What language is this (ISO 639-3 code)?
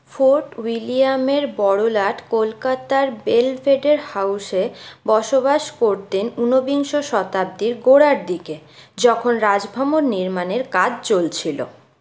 ben